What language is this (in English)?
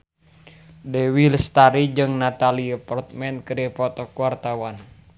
Sundanese